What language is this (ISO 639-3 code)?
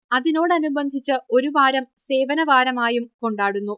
mal